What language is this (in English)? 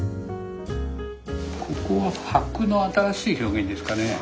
Japanese